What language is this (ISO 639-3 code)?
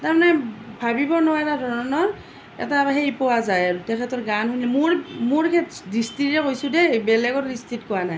asm